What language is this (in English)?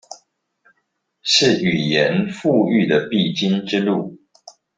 Chinese